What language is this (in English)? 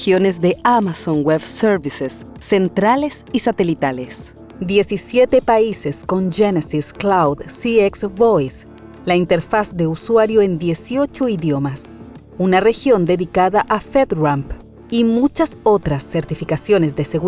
Spanish